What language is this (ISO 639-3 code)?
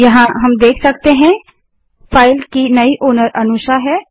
hin